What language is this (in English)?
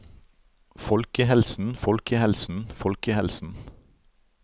Norwegian